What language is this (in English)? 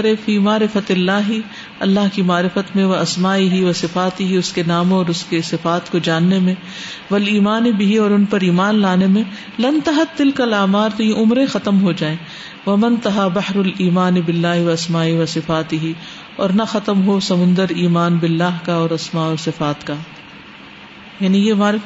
Urdu